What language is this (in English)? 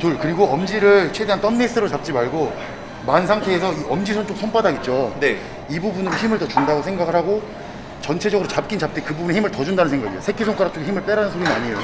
Korean